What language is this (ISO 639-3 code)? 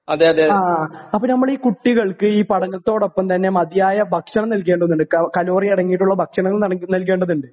mal